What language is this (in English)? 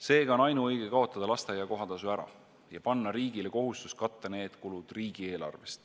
Estonian